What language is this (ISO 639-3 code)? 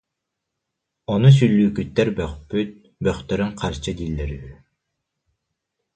sah